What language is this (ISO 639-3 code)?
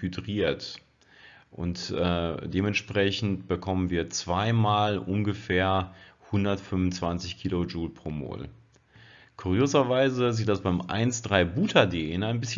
deu